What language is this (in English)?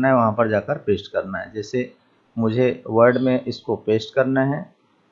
Hindi